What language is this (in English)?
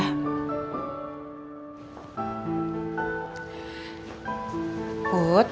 Indonesian